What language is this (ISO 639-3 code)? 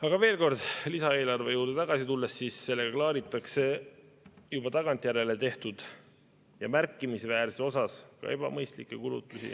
est